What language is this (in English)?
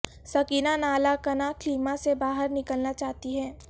Urdu